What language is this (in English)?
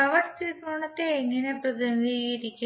Malayalam